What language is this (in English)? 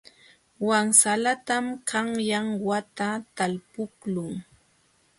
Jauja Wanca Quechua